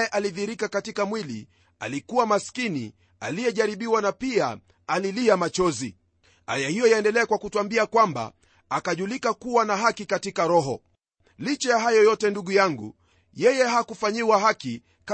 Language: Swahili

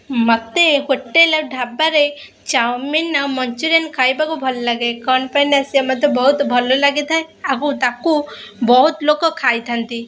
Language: Odia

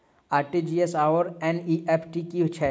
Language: Maithili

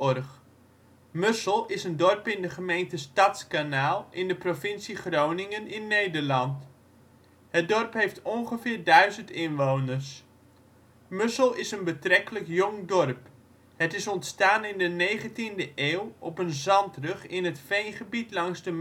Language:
Dutch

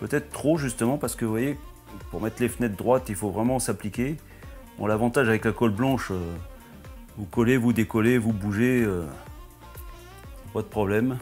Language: French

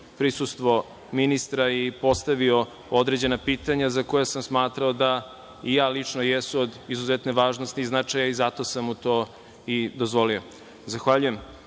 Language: Serbian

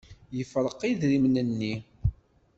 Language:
Kabyle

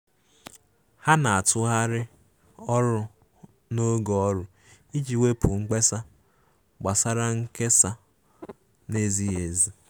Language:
Igbo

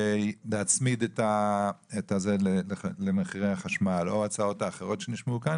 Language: Hebrew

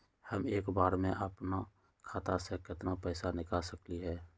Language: Magahi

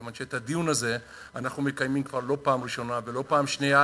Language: Hebrew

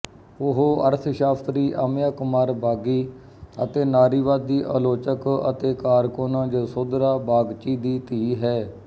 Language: Punjabi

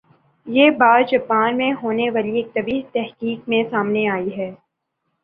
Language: Urdu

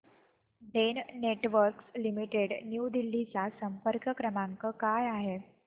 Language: Marathi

